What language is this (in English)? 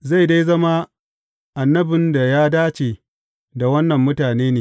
Hausa